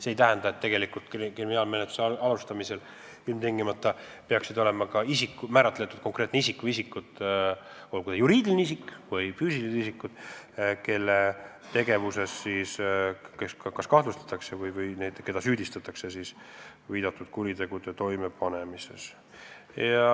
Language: Estonian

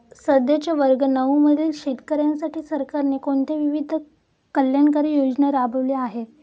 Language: Marathi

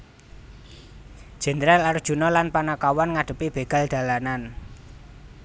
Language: Javanese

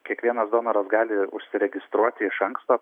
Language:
Lithuanian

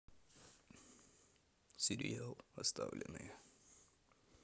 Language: Russian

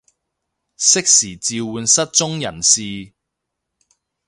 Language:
Cantonese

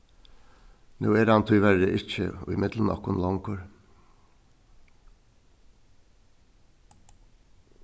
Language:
Faroese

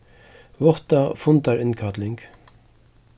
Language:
Faroese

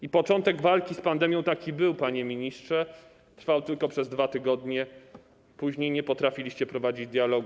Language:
Polish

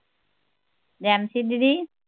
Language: Punjabi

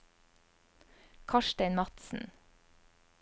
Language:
Norwegian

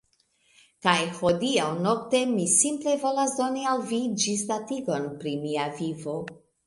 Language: Esperanto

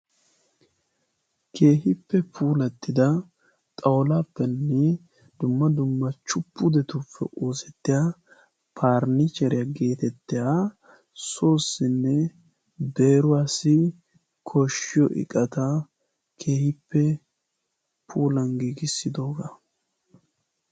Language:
Wolaytta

